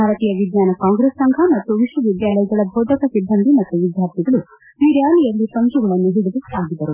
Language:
Kannada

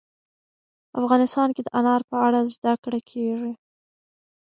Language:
Pashto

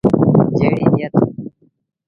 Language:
Sindhi Bhil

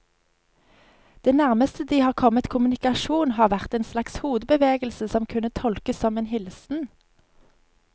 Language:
Norwegian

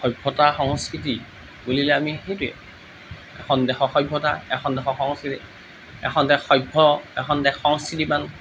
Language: Assamese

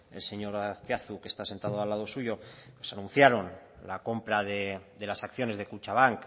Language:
Spanish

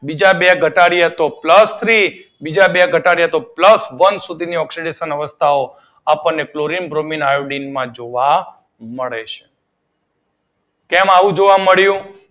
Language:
Gujarati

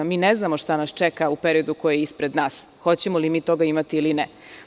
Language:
Serbian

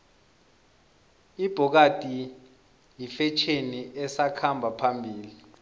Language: South Ndebele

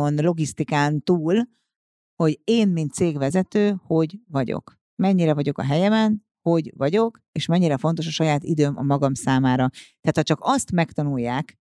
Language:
Hungarian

